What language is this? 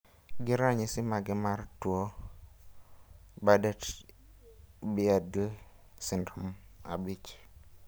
Luo (Kenya and Tanzania)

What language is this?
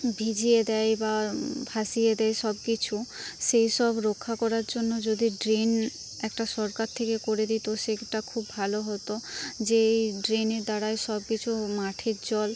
Bangla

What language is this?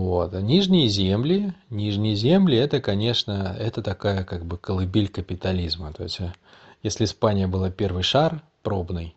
Russian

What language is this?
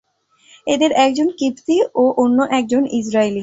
Bangla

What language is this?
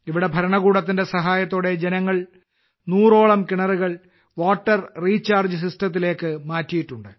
Malayalam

